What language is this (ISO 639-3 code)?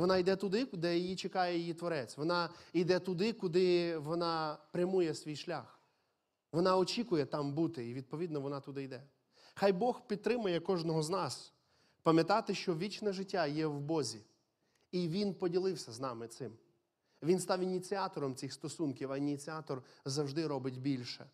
ukr